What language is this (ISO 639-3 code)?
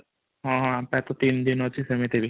ori